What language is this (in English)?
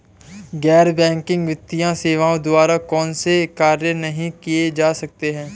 Hindi